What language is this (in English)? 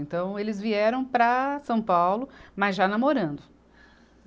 Portuguese